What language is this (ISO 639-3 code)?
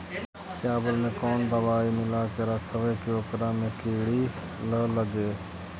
mag